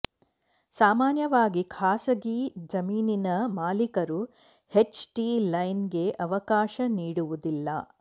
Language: Kannada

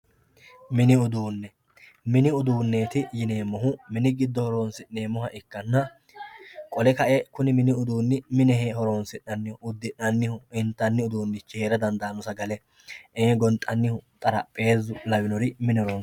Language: Sidamo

